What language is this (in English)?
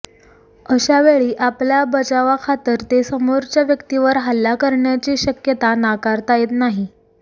Marathi